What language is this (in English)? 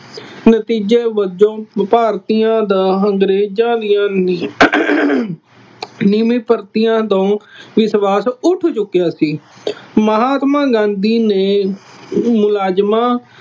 Punjabi